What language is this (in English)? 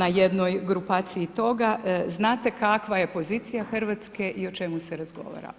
Croatian